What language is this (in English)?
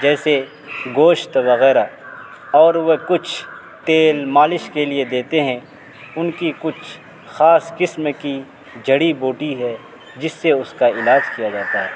Urdu